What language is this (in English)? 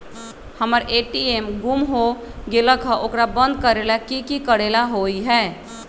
Magahi